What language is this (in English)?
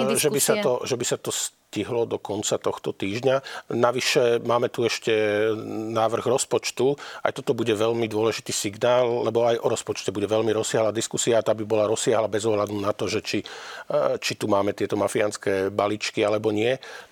Slovak